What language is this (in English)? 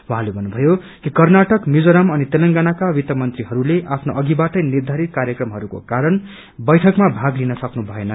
Nepali